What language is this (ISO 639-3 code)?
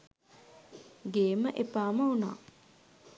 sin